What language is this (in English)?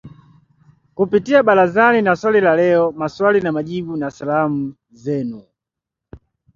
Swahili